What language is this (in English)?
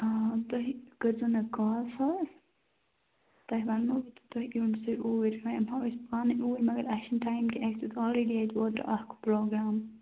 Kashmiri